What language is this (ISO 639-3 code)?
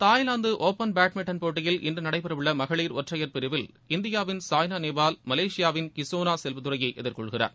tam